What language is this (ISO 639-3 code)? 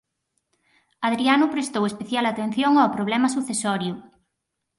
glg